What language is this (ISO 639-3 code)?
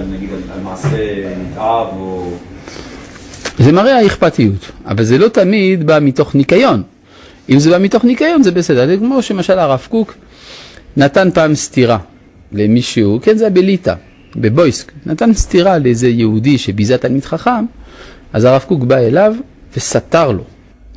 heb